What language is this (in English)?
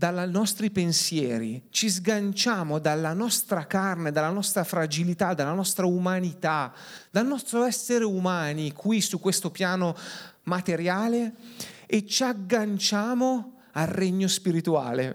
Italian